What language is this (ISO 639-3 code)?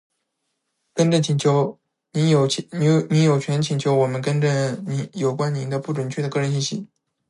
zho